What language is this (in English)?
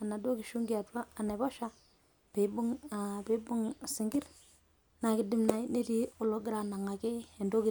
Masai